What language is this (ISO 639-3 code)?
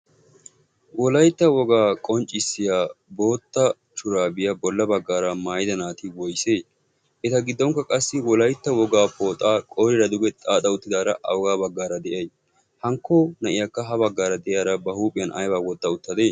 wal